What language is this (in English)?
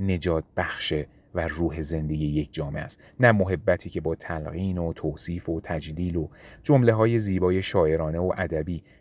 Persian